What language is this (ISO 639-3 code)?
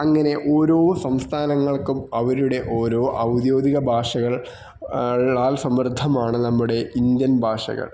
mal